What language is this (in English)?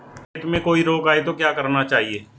Hindi